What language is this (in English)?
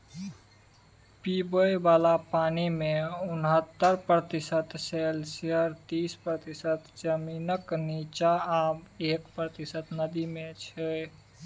Maithili